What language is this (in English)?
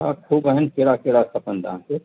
Sindhi